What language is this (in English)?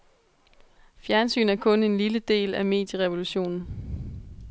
Danish